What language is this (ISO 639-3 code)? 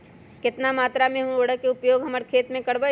mag